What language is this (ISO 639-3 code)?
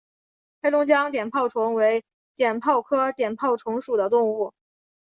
zho